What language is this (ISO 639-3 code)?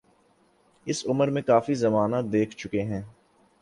urd